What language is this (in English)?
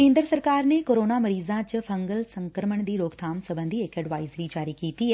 Punjabi